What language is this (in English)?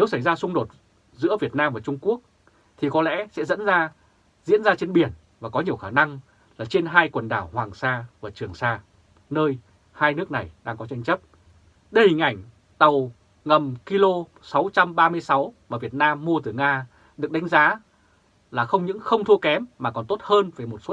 Vietnamese